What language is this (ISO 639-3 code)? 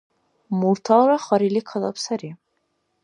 dar